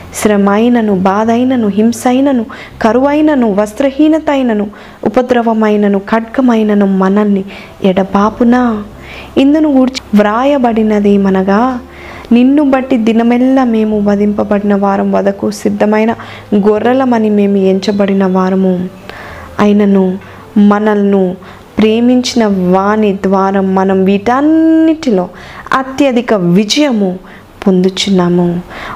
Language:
Telugu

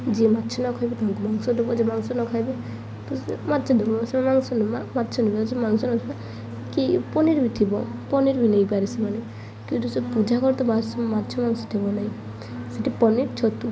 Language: Odia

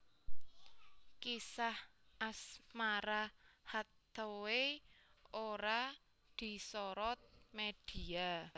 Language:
Javanese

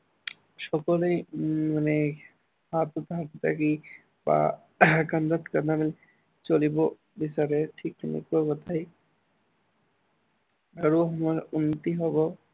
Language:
Assamese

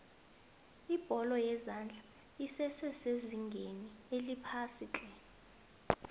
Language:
South Ndebele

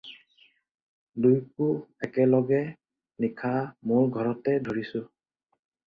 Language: Assamese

